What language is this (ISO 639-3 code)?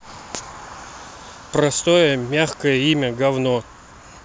rus